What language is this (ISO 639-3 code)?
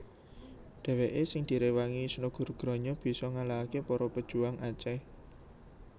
jav